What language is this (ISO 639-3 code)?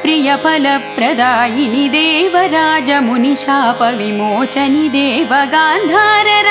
kan